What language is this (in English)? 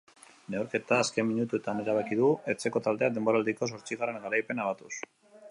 Basque